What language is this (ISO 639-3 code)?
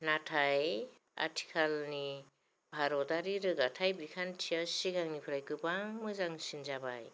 brx